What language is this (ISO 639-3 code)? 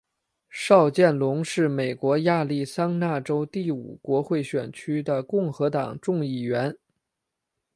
zho